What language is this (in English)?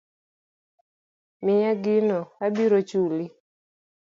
Luo (Kenya and Tanzania)